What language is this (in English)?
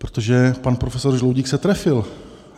Czech